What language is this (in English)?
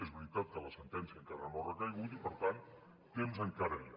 Catalan